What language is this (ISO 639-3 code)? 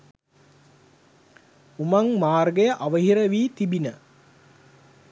sin